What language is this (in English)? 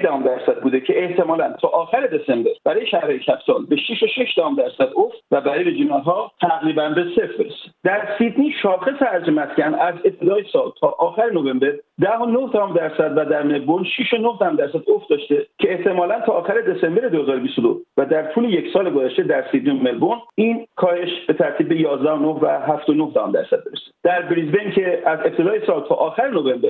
Persian